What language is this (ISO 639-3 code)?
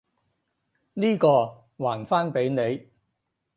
yue